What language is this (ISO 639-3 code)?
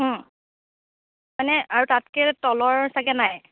asm